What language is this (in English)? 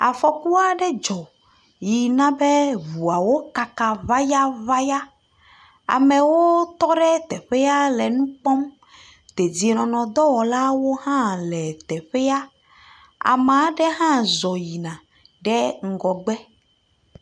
Ewe